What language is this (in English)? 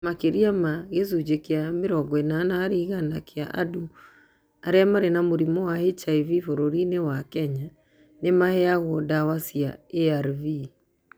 Kikuyu